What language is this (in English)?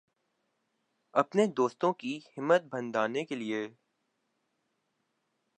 Urdu